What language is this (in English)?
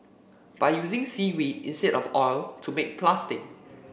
English